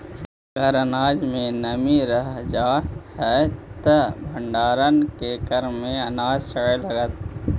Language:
Magahi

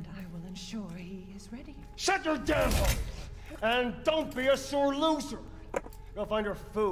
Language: Romanian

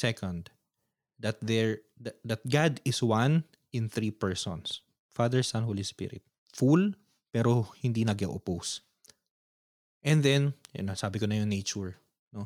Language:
Filipino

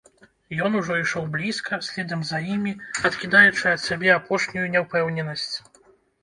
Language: Belarusian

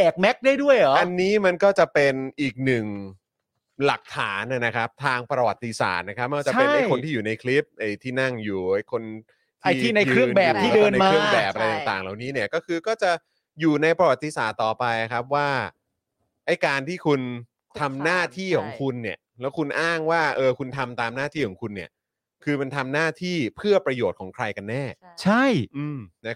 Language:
Thai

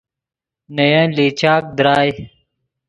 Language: Yidgha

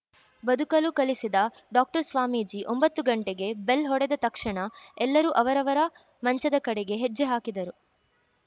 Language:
Kannada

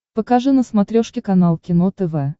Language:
Russian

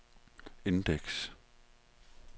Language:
Danish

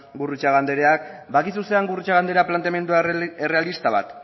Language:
Basque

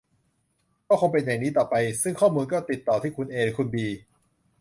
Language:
Thai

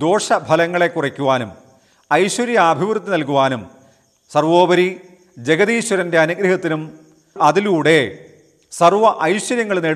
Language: Hindi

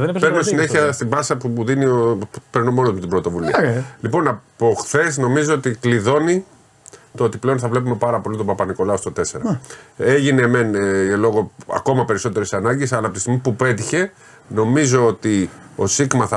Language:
Greek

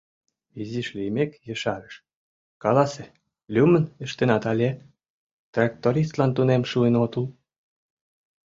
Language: Mari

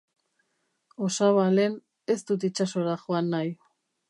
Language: Basque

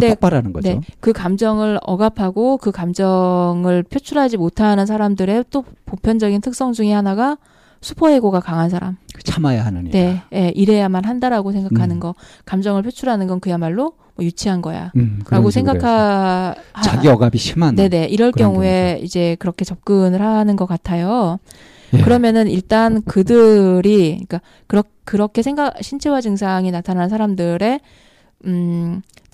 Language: Korean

